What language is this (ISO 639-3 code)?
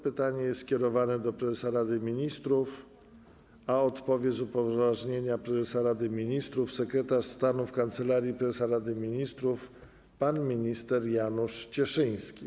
pol